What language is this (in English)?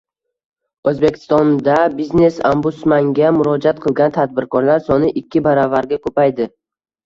Uzbek